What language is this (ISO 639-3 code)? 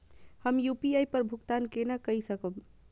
mai